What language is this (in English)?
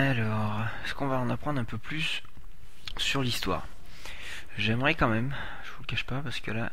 French